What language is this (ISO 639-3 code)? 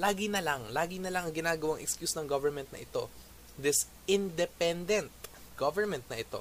fil